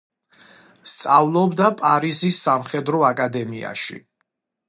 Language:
Georgian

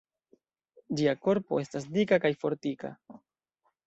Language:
Esperanto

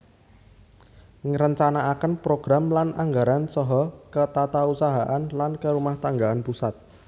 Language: Javanese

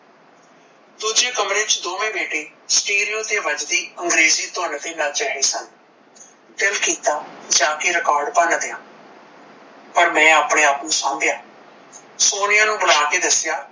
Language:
Punjabi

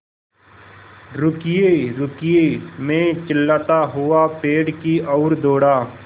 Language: Hindi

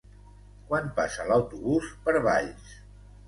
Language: Catalan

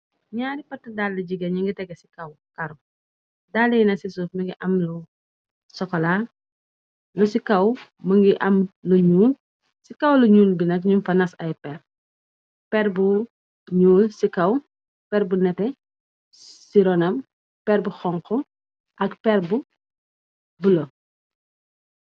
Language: Wolof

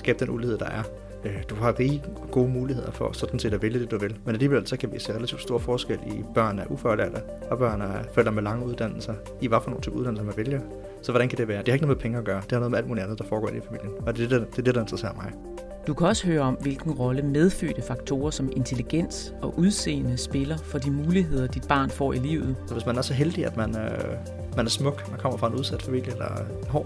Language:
Danish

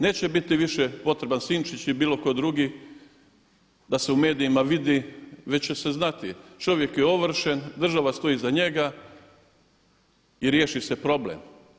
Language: Croatian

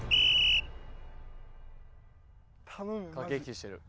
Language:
Japanese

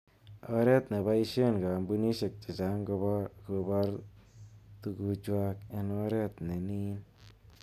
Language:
Kalenjin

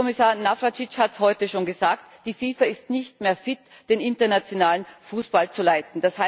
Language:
German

